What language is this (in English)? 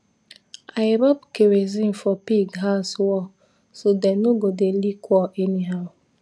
Nigerian Pidgin